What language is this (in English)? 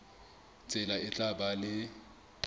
Southern Sotho